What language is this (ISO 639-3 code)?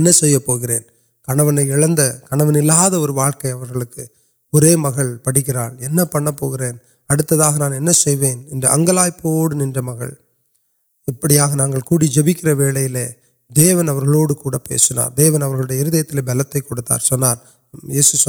urd